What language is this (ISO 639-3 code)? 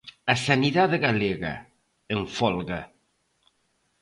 glg